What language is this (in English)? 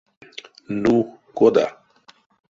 Erzya